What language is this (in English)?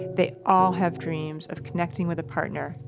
English